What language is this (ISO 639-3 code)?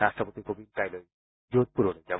asm